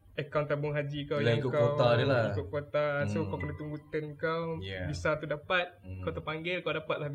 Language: Malay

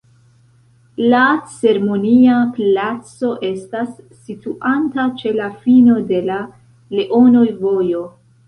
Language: Esperanto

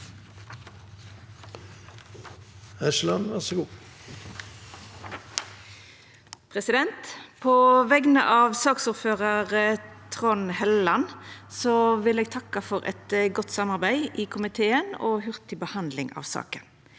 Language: Norwegian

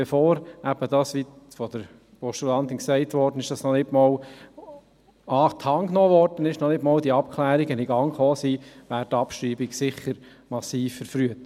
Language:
Swiss German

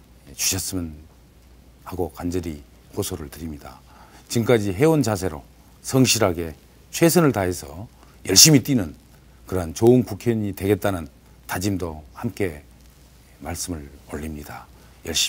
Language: Korean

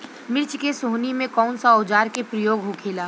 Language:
Bhojpuri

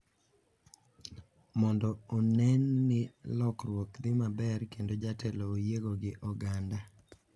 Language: Luo (Kenya and Tanzania)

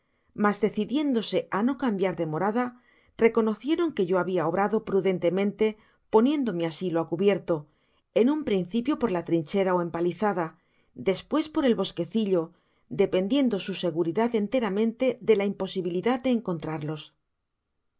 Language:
Spanish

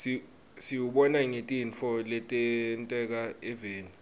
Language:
Swati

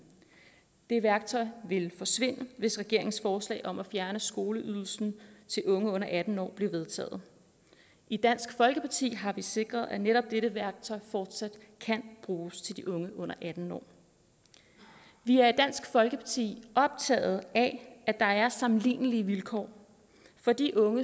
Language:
Danish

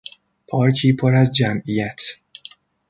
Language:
Persian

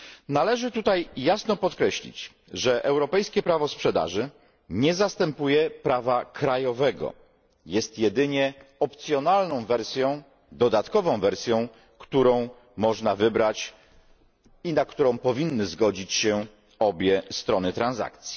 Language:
Polish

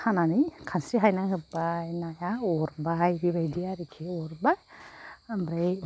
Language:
Bodo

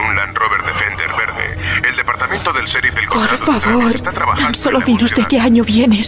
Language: Spanish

